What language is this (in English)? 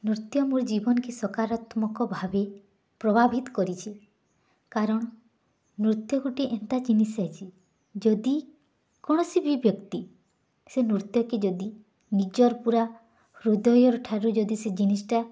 Odia